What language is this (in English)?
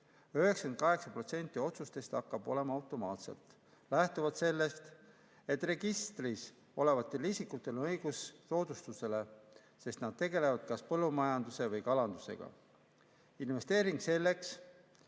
Estonian